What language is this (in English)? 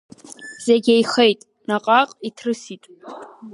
Abkhazian